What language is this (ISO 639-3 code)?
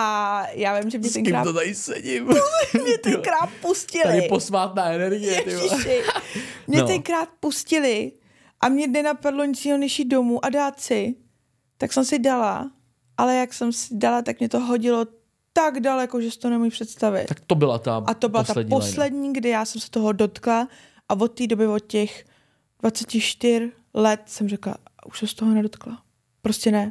ces